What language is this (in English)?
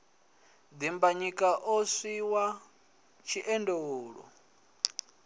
Venda